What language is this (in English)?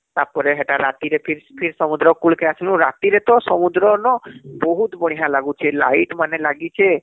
Odia